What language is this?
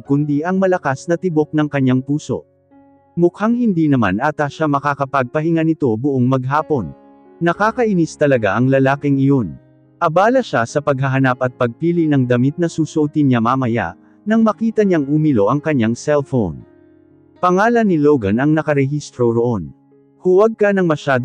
Filipino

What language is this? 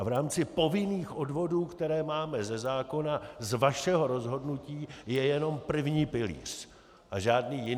Czech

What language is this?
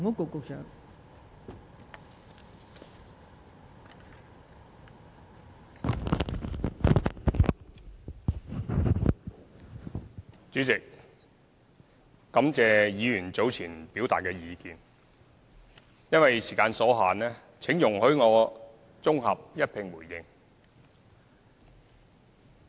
Cantonese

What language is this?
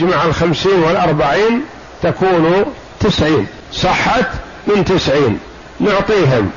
Arabic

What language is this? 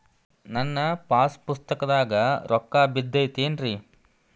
Kannada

